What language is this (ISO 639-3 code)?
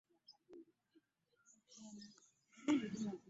lug